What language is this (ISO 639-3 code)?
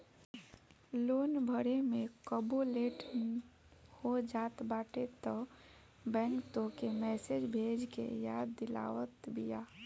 bho